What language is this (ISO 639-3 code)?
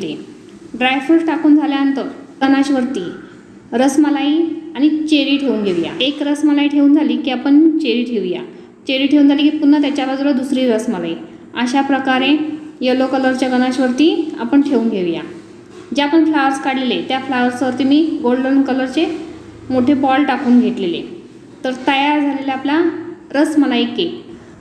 hin